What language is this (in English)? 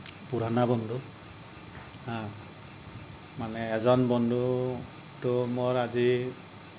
Assamese